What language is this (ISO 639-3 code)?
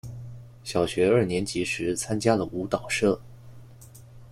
zho